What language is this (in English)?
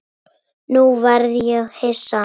Icelandic